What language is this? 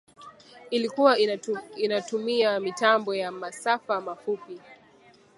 Swahili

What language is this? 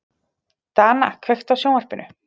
Icelandic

